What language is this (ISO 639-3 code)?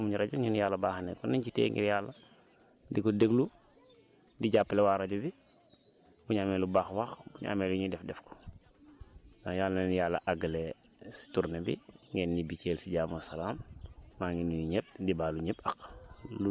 wol